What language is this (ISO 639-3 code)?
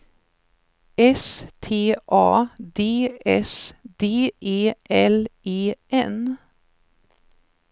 swe